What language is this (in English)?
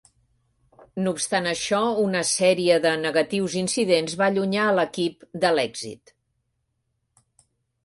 Catalan